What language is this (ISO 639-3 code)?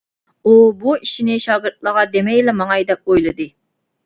uig